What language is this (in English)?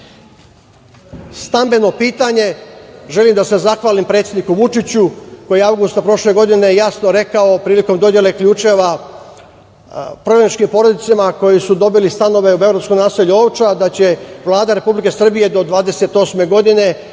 Serbian